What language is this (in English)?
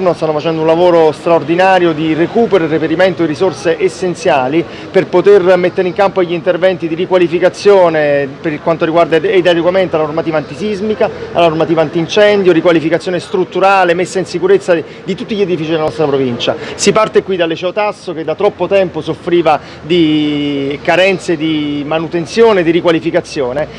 Italian